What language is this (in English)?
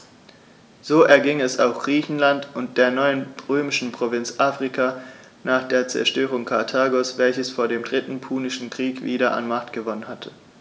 German